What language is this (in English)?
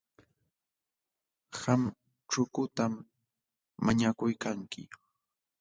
Jauja Wanca Quechua